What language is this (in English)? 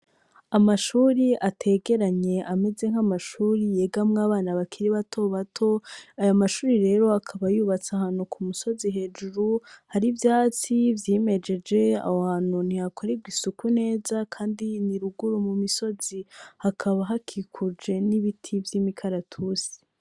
Rundi